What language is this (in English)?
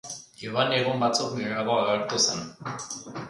Basque